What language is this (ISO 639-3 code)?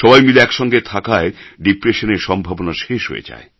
ben